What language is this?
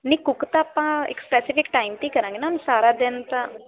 Punjabi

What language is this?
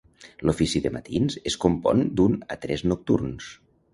Catalan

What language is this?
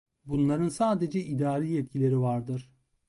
Turkish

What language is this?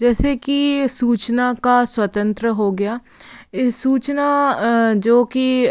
Hindi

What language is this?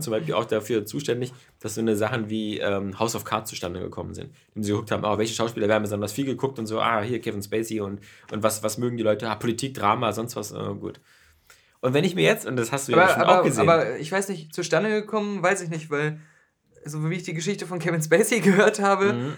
German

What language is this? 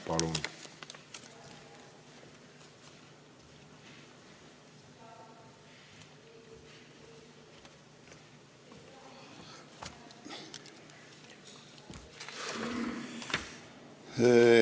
Estonian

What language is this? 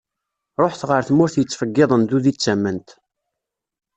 Kabyle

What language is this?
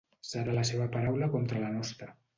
Catalan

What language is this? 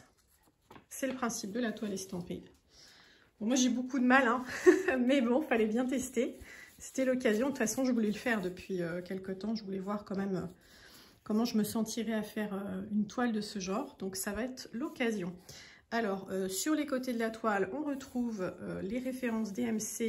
French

